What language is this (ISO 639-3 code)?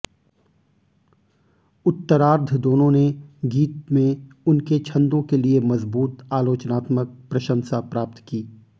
hin